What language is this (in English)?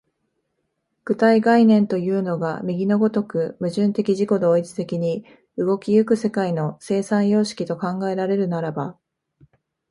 Japanese